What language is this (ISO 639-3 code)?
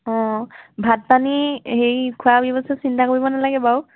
asm